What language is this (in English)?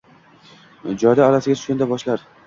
Uzbek